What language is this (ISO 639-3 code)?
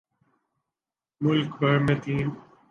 urd